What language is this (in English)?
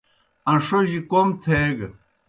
Kohistani Shina